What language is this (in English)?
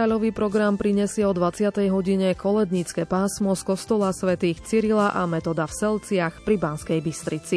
Slovak